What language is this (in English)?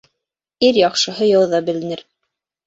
Bashkir